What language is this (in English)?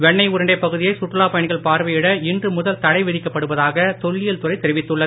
Tamil